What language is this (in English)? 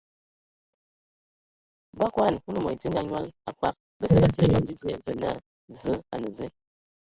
Ewondo